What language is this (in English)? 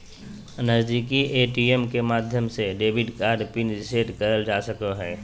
Magahi